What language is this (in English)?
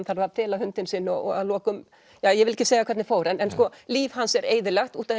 Icelandic